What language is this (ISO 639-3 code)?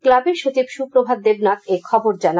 ben